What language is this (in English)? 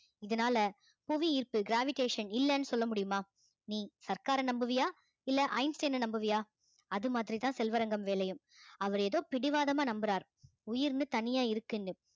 Tamil